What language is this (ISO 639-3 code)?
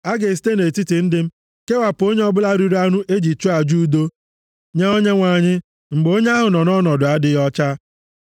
ibo